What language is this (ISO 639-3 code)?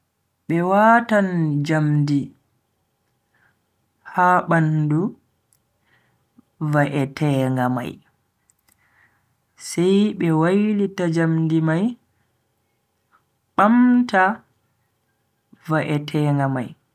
fui